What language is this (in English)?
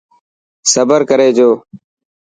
Dhatki